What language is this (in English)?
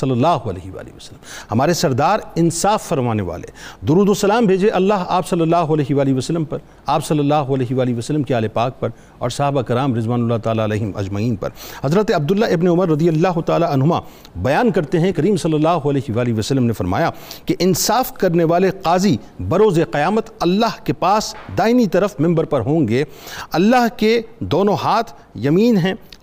Urdu